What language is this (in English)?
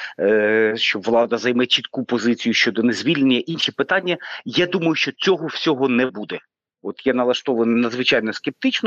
Ukrainian